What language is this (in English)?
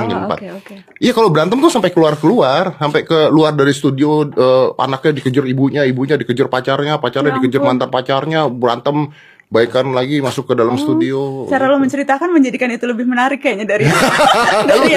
Indonesian